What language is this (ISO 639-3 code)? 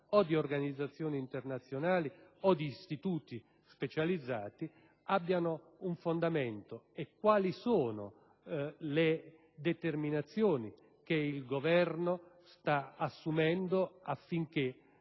ita